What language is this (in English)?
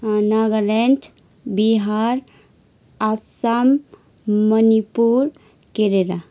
Nepali